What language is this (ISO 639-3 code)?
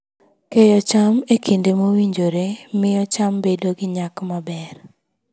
luo